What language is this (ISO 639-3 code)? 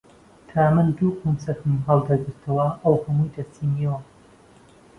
ckb